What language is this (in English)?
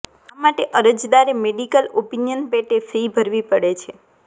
Gujarati